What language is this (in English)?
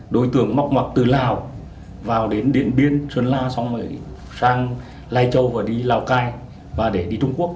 Vietnamese